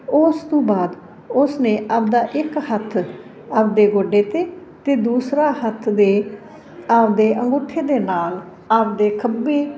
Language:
Punjabi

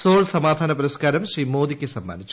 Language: Malayalam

